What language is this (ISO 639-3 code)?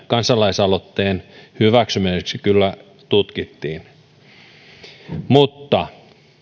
fin